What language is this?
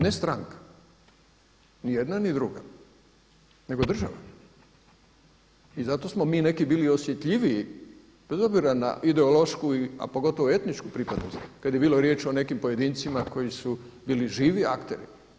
Croatian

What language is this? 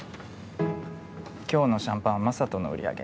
Japanese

